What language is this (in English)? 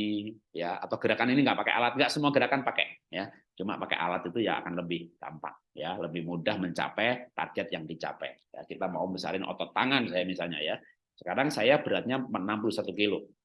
Indonesian